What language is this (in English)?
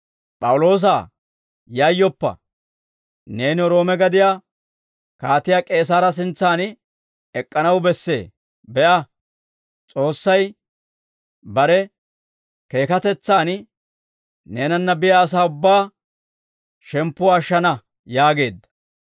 Dawro